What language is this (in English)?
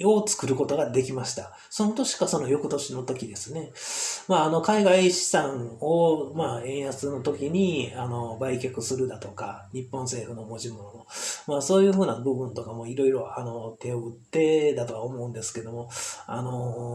Japanese